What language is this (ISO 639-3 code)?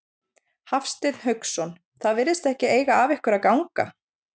isl